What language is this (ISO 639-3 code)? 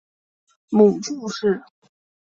zho